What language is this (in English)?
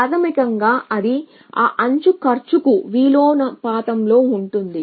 Telugu